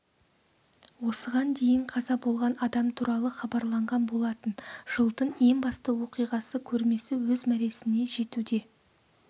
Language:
Kazakh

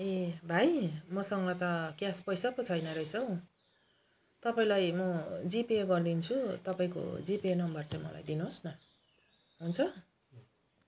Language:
Nepali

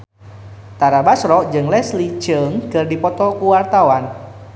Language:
Sundanese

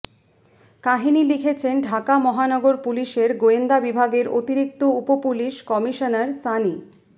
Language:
Bangla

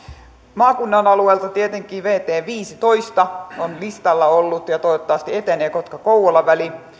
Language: Finnish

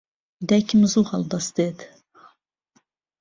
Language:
Central Kurdish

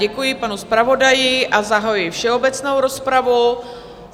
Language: Czech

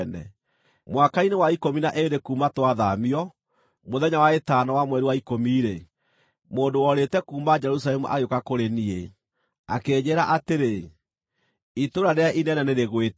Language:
Kikuyu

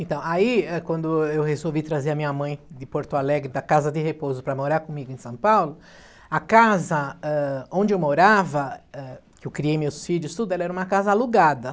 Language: Portuguese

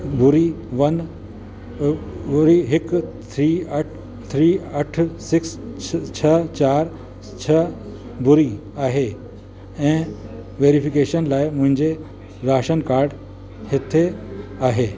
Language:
Sindhi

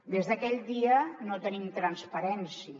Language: Catalan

